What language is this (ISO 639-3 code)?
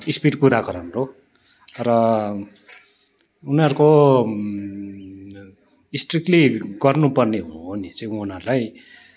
nep